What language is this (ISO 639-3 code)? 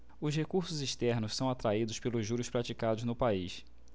por